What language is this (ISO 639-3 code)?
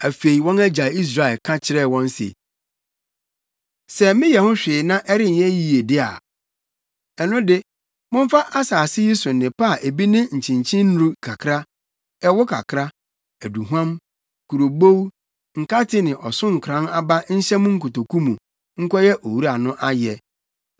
aka